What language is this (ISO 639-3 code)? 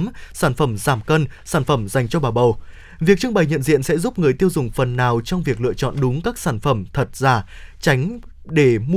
vie